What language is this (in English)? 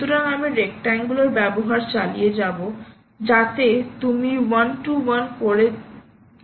Bangla